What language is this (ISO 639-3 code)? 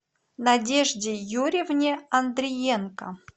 rus